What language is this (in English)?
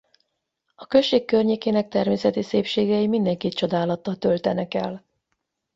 Hungarian